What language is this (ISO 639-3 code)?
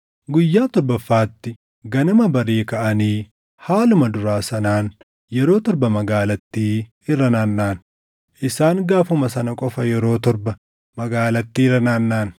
orm